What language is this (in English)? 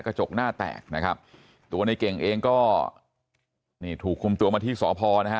Thai